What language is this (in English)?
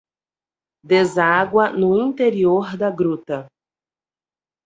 Portuguese